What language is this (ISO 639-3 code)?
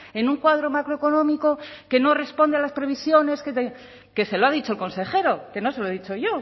spa